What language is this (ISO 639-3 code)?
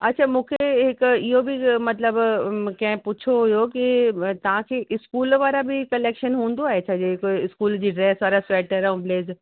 snd